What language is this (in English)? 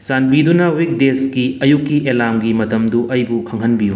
Manipuri